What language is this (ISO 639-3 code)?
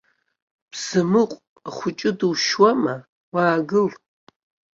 abk